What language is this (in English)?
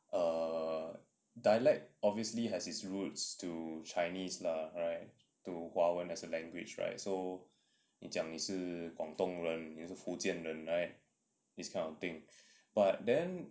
English